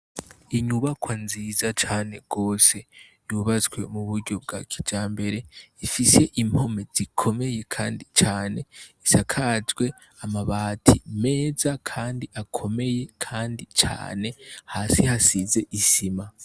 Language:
Rundi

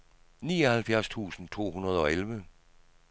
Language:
Danish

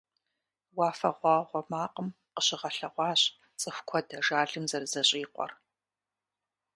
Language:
Kabardian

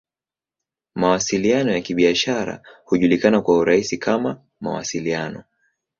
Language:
Swahili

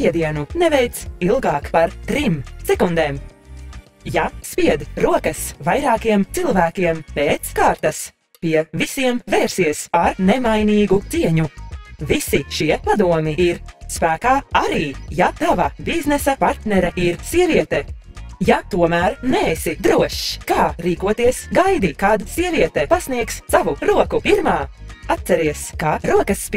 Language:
Latvian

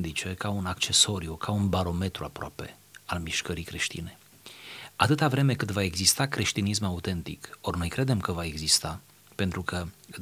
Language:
Romanian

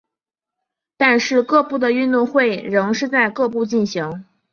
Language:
Chinese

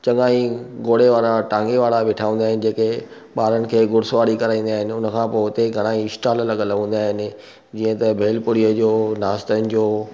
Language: Sindhi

